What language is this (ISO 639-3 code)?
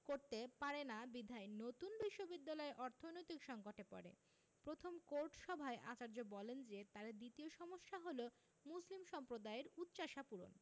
ben